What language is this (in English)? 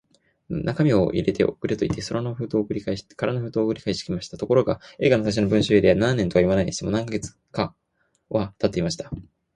Japanese